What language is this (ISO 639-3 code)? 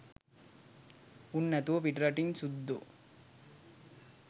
sin